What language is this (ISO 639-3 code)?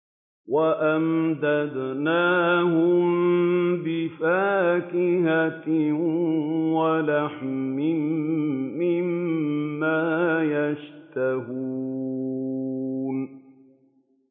ara